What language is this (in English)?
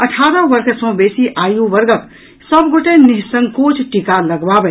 Maithili